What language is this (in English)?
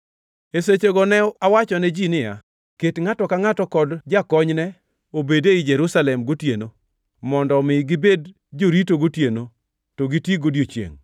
Luo (Kenya and Tanzania)